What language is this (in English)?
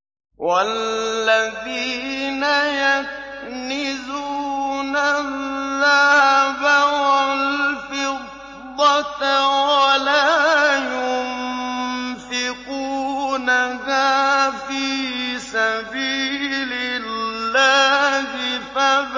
Arabic